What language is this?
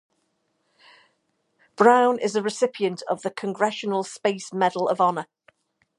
English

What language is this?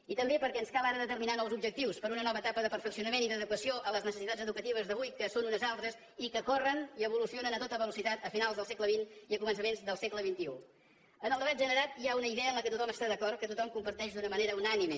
Catalan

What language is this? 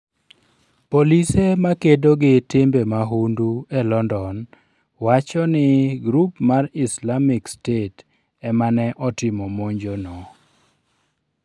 Luo (Kenya and Tanzania)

